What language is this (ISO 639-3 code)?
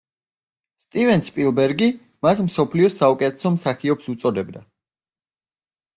kat